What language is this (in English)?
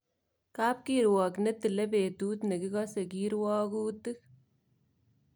Kalenjin